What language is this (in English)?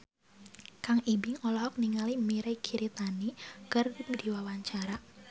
Sundanese